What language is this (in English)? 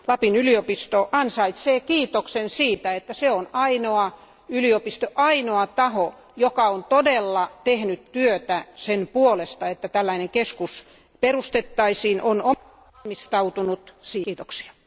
Finnish